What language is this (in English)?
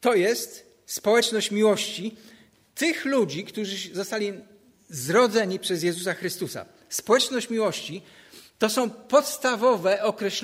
Polish